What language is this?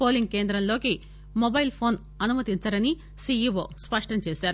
Telugu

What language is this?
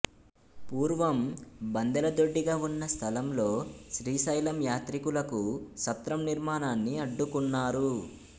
Telugu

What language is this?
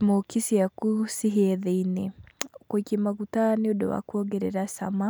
Kikuyu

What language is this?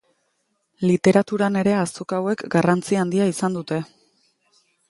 Basque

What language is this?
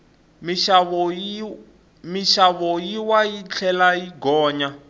Tsonga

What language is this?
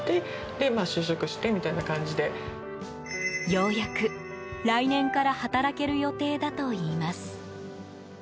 Japanese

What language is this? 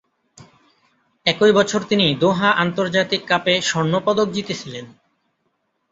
Bangla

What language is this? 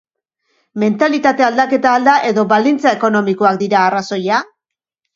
Basque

